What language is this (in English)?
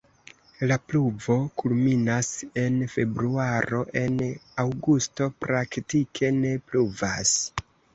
Esperanto